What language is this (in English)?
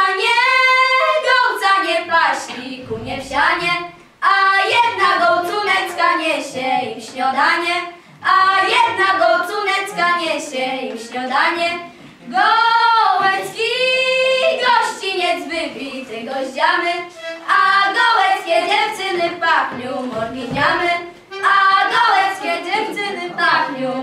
Polish